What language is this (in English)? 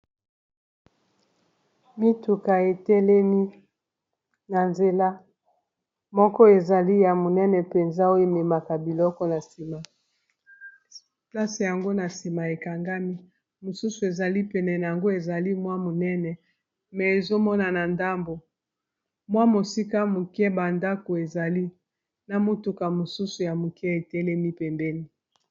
Lingala